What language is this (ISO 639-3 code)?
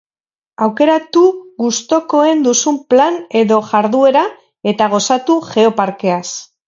eus